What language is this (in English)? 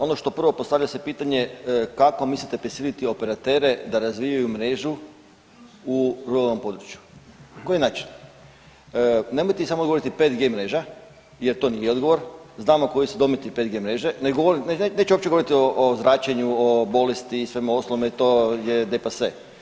Croatian